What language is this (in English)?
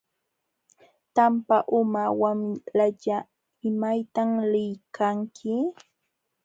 Jauja Wanca Quechua